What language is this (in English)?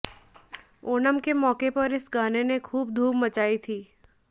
Hindi